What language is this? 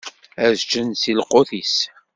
Kabyle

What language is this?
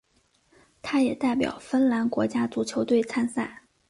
Chinese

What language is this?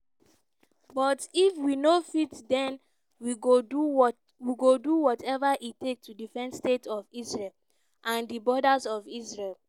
Nigerian Pidgin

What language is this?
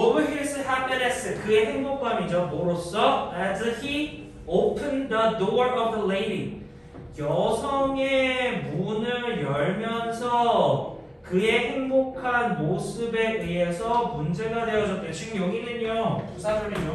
Korean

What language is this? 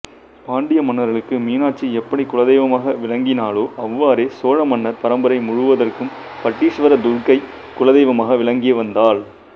Tamil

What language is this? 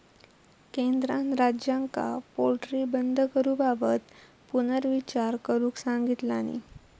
Marathi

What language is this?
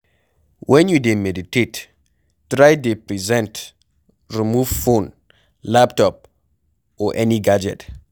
Nigerian Pidgin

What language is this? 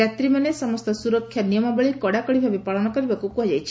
Odia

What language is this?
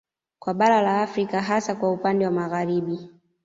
Swahili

